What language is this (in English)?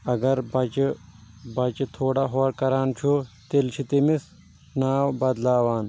Kashmiri